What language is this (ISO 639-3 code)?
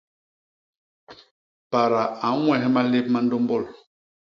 bas